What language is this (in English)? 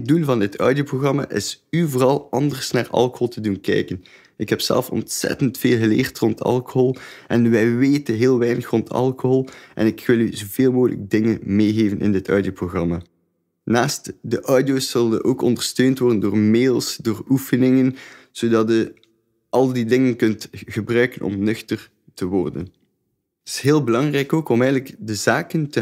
Dutch